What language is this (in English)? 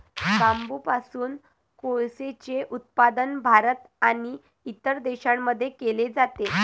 Marathi